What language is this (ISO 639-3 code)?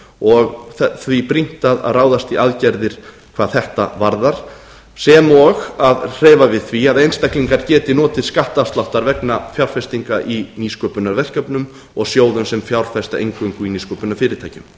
isl